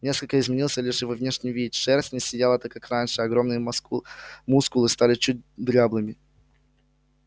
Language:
Russian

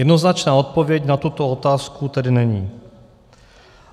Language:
Czech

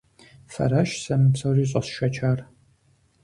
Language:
Kabardian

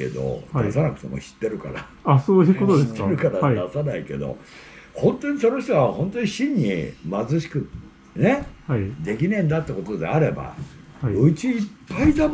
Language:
Japanese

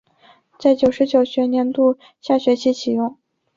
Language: Chinese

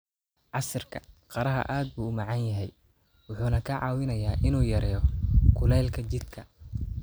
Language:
Somali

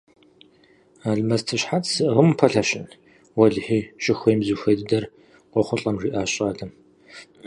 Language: Kabardian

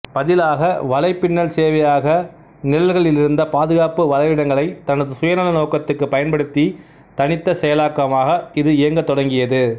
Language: Tamil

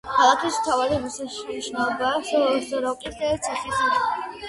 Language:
Georgian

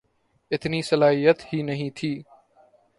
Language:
Urdu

